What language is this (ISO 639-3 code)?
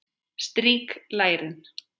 isl